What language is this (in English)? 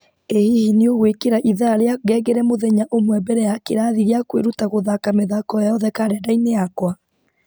Kikuyu